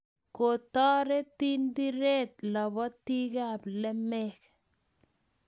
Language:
Kalenjin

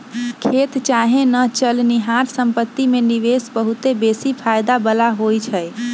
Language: Magahi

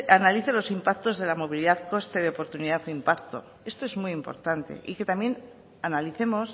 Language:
Spanish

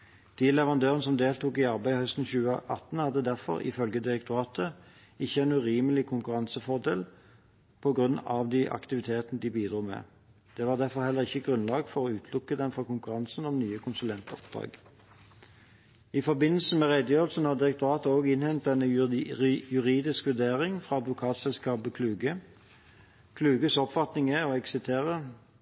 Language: Norwegian Bokmål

